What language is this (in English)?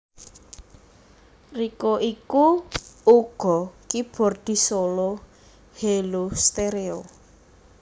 Javanese